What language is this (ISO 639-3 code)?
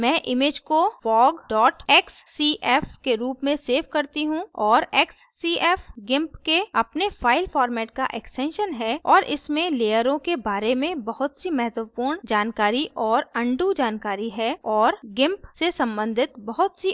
hin